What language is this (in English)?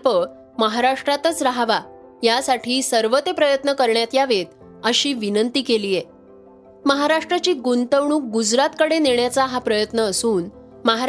Marathi